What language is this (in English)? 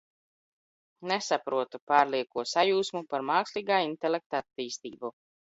Latvian